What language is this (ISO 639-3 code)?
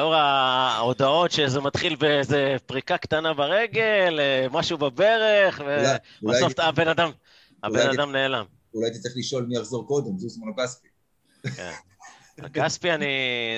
heb